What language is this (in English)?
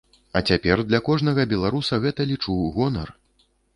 Belarusian